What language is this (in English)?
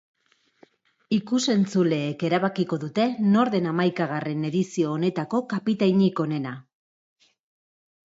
Basque